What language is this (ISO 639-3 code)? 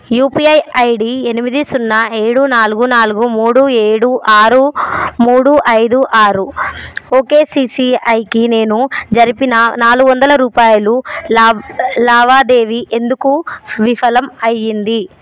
tel